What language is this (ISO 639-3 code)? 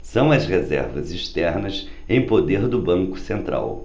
por